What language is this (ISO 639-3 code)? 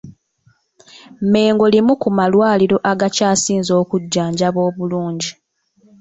lug